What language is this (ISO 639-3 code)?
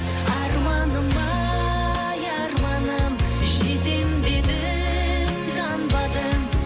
kaz